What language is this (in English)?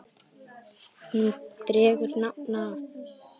Icelandic